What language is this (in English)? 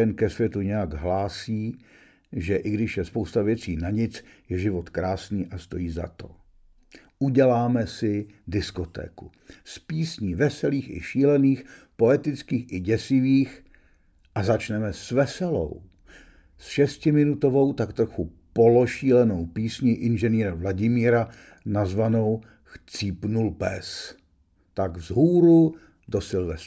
Czech